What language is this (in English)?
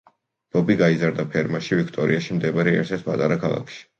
Georgian